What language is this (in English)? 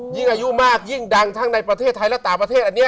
Thai